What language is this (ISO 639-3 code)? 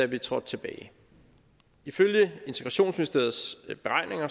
dan